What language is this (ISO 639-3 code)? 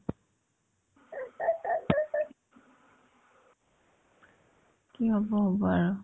asm